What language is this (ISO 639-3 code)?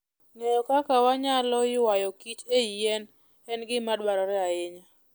luo